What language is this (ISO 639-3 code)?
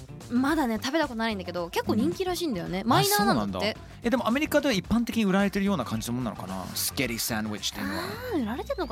jpn